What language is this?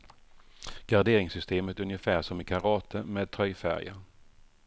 Swedish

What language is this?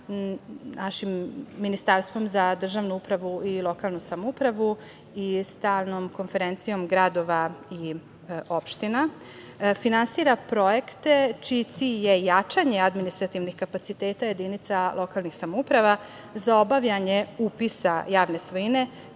Serbian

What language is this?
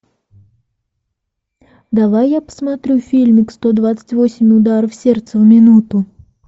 Russian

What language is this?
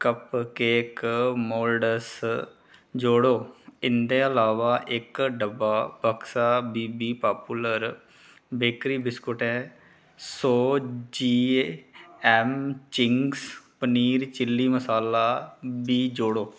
Dogri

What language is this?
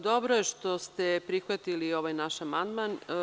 Serbian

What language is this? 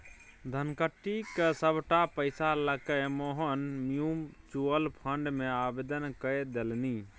Maithili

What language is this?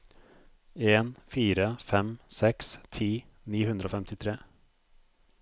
Norwegian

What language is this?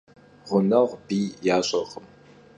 Kabardian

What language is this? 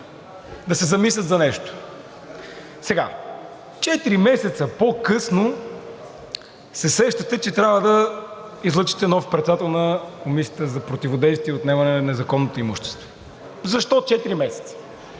Bulgarian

